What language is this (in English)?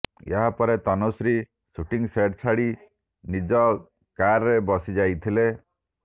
Odia